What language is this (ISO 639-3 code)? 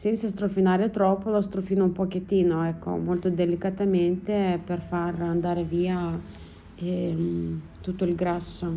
ita